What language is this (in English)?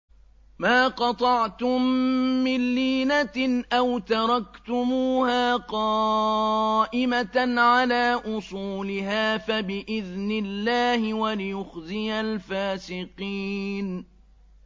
Arabic